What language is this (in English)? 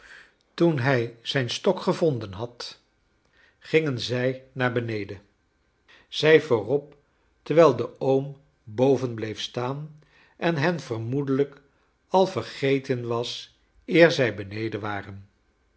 Dutch